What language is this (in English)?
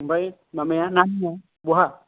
Bodo